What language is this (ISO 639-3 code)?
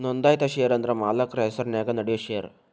kan